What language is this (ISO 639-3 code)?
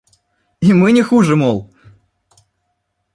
rus